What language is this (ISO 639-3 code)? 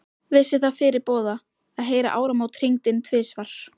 isl